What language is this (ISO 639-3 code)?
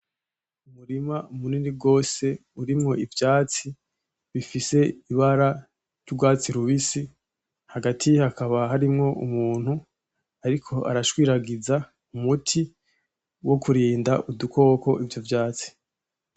run